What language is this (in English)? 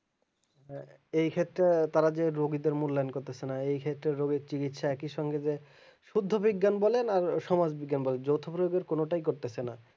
Bangla